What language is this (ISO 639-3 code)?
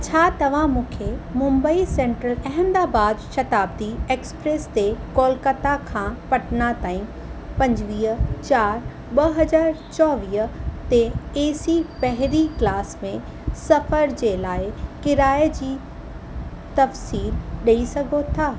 snd